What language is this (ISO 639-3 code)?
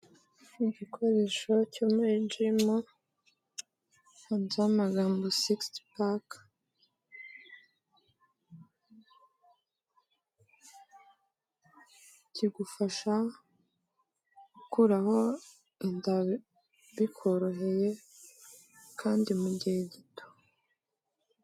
kin